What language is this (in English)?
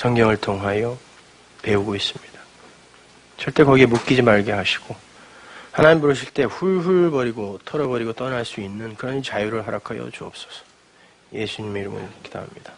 Korean